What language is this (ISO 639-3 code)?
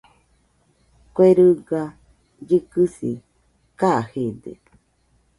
hux